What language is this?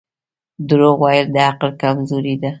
Pashto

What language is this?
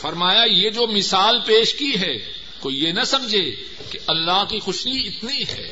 Urdu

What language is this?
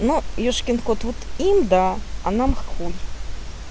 Russian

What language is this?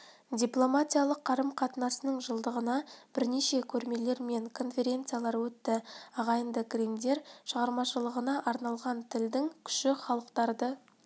Kazakh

